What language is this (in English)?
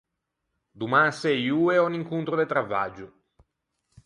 Ligurian